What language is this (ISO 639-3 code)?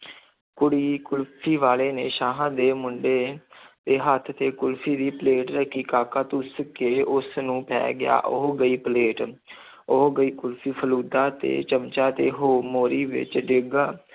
pan